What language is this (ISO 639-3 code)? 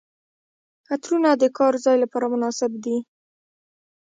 pus